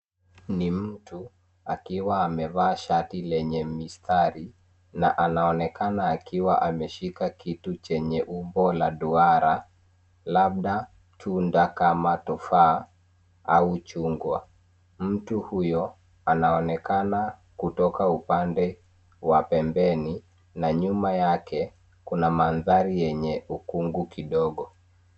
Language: Swahili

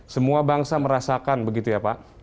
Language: Indonesian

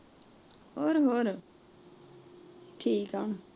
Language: Punjabi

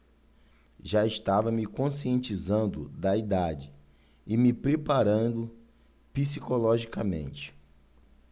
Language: Portuguese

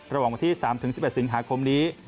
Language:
Thai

